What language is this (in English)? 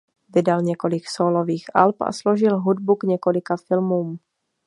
Czech